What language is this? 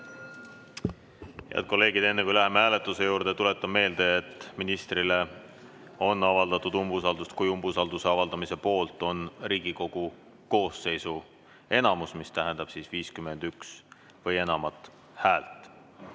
Estonian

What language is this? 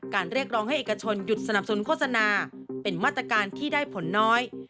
Thai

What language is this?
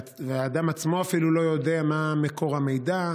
Hebrew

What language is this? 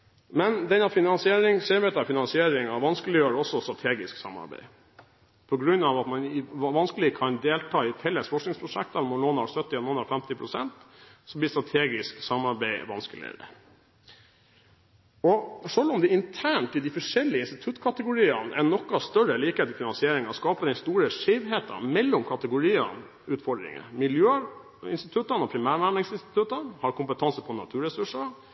Norwegian Bokmål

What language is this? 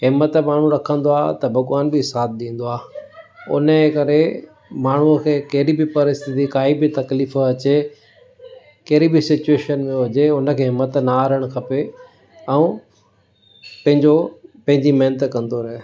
Sindhi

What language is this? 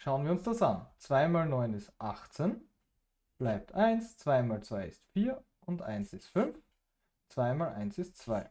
German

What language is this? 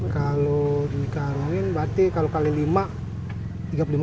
Indonesian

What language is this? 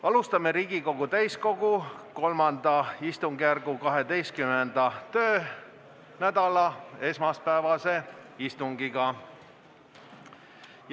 Estonian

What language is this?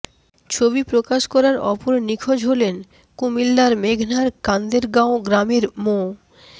Bangla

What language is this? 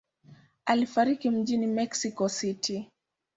Swahili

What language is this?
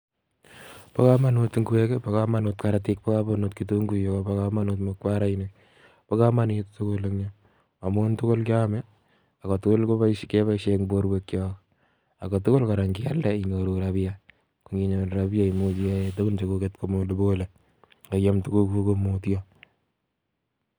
Kalenjin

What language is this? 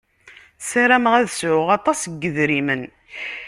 Kabyle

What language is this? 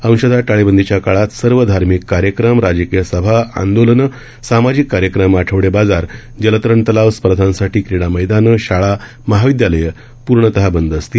Marathi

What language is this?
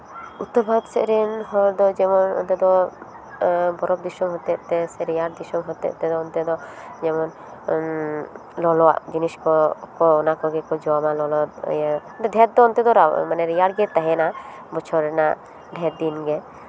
Santali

